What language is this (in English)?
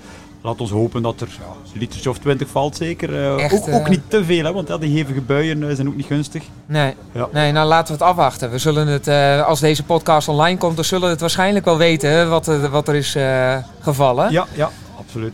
Dutch